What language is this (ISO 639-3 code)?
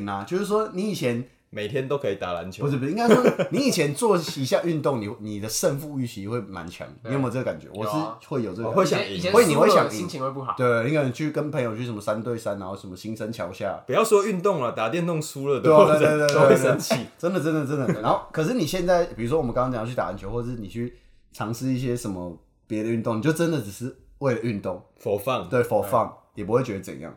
zho